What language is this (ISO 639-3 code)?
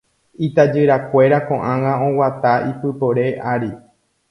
grn